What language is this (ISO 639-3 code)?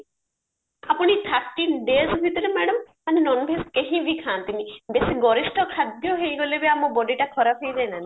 ori